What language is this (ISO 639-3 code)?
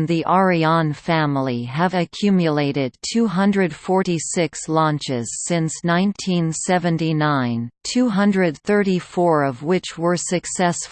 eng